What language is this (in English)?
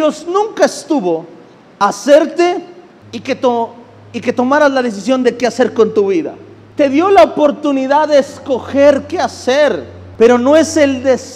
Spanish